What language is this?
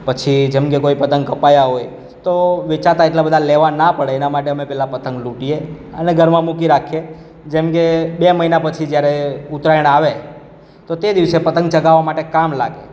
Gujarati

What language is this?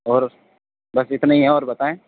Urdu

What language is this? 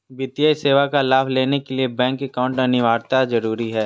Magahi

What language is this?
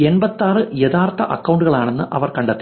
Malayalam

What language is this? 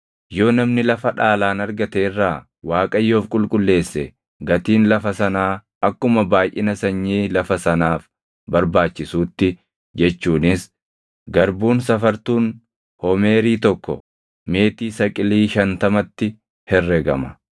Oromo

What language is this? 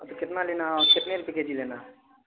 Urdu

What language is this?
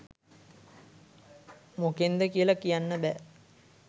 Sinhala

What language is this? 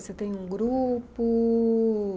Portuguese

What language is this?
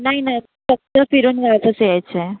Marathi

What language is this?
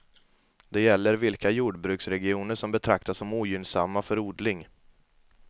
Swedish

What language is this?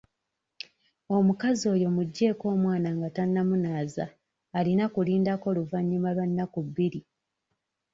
Ganda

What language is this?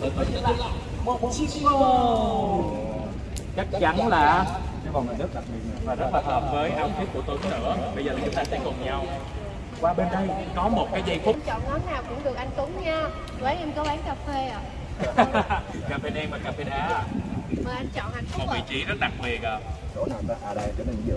Vietnamese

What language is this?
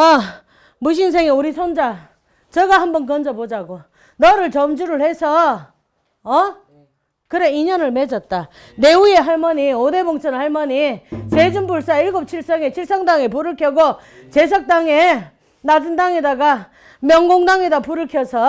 Korean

